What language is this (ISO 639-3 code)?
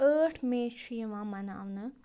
kas